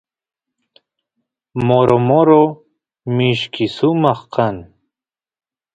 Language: Santiago del Estero Quichua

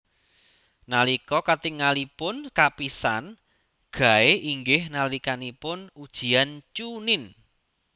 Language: Javanese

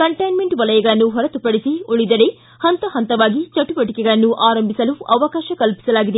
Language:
Kannada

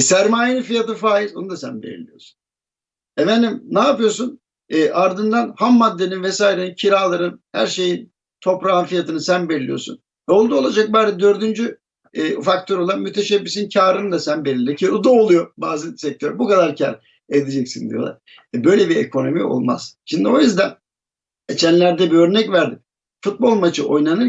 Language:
Turkish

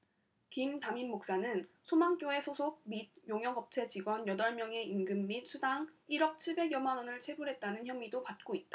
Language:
Korean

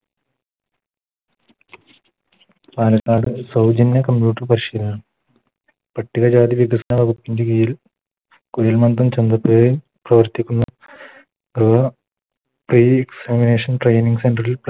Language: Malayalam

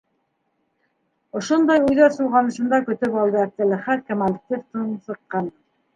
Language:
Bashkir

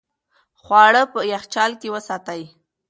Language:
Pashto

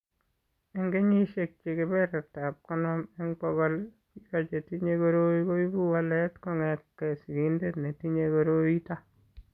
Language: Kalenjin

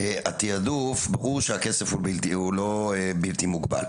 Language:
Hebrew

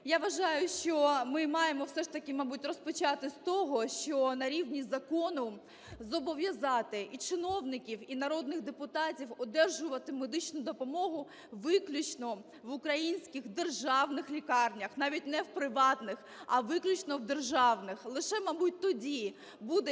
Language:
Ukrainian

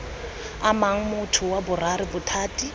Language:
Tswana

